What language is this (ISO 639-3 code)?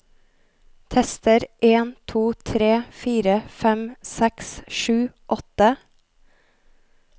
nor